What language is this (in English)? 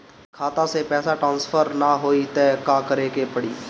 Bhojpuri